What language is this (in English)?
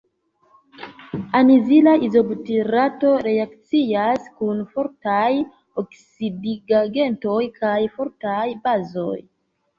Esperanto